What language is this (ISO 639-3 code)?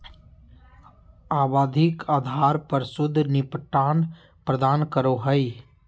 mag